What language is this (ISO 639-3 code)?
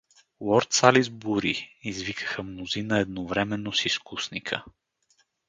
bul